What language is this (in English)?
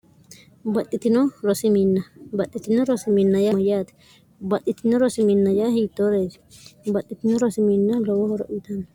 Sidamo